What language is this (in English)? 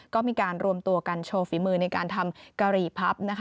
Thai